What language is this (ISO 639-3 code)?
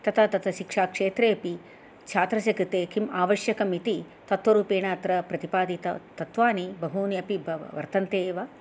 san